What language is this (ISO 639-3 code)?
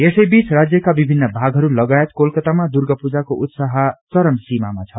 nep